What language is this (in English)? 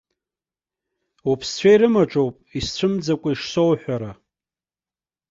Abkhazian